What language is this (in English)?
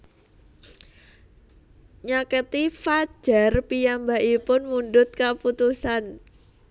Javanese